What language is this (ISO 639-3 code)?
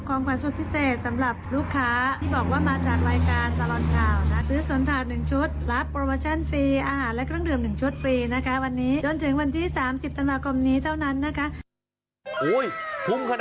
tha